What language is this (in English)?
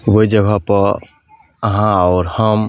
Maithili